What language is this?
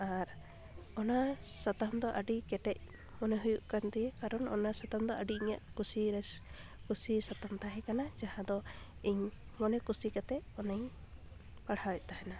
Santali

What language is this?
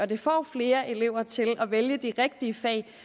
Danish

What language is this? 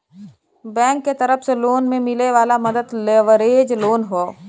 Bhojpuri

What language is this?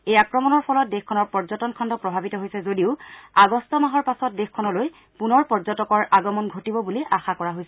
Assamese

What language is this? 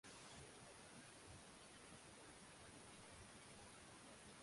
Swahili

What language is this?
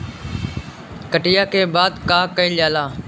Bhojpuri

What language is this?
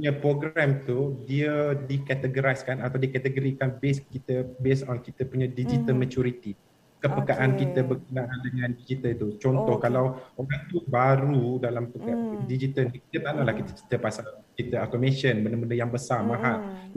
Malay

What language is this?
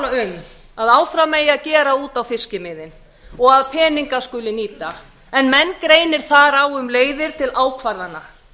Icelandic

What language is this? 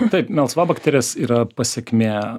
Lithuanian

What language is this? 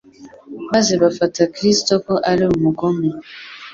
Kinyarwanda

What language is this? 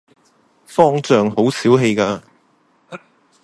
Cantonese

